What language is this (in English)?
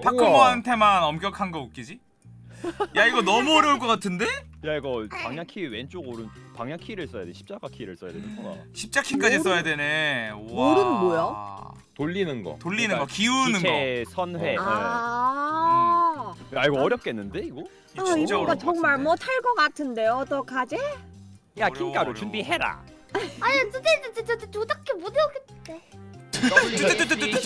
Korean